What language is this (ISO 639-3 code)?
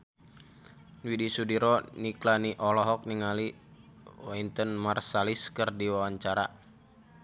sun